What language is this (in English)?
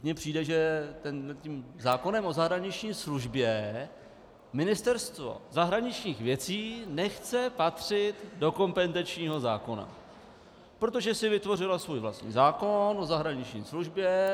Czech